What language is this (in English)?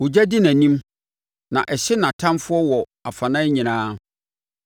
Akan